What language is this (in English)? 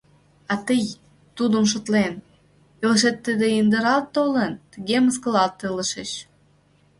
Mari